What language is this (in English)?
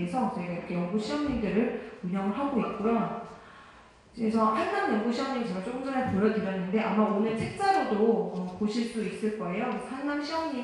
Korean